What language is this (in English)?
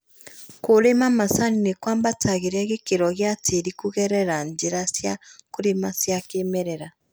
Kikuyu